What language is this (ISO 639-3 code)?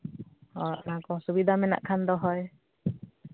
sat